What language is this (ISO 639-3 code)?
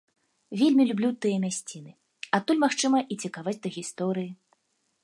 bel